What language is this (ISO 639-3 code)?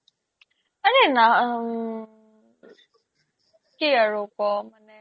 asm